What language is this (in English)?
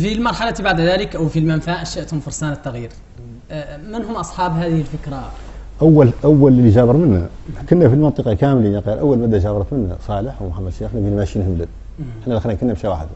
Arabic